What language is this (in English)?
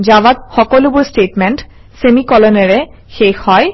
Assamese